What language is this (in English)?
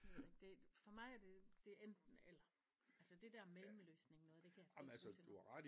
Danish